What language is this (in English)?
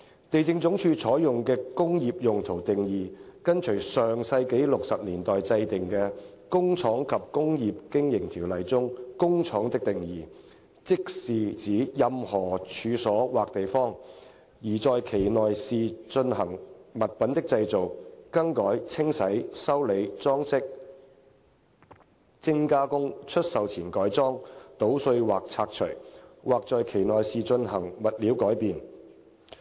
Cantonese